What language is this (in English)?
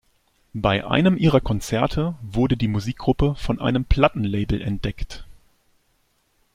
German